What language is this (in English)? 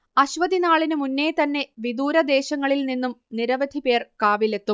Malayalam